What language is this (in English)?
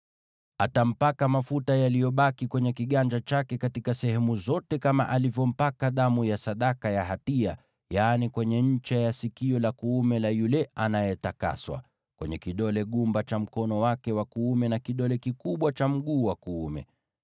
Swahili